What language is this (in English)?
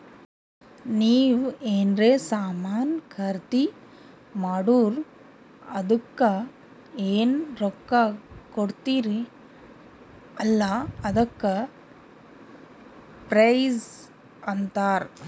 Kannada